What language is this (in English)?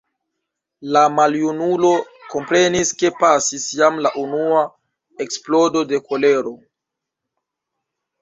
Esperanto